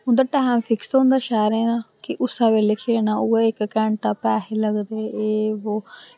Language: Dogri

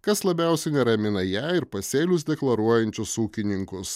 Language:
Lithuanian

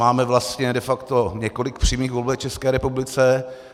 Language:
Czech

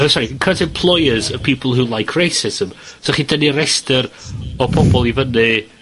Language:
Welsh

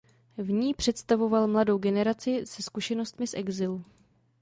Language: Czech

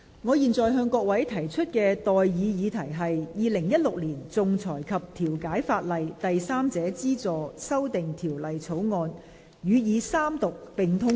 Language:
Cantonese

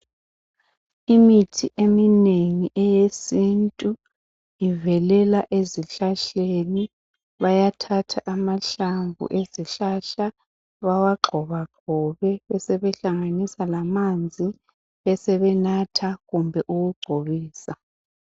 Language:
North Ndebele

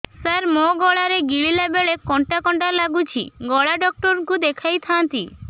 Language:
Odia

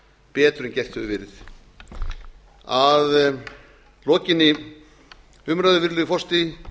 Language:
Icelandic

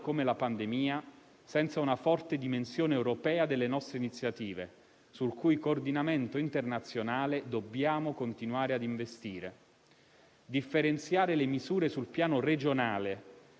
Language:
Italian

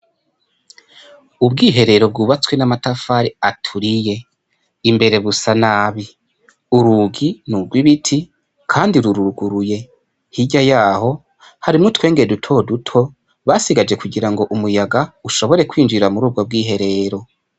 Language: Rundi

